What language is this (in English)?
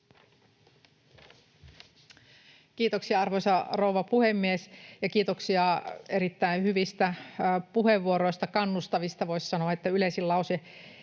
Finnish